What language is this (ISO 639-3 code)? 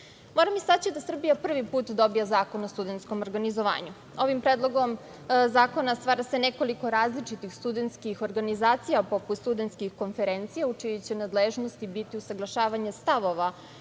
srp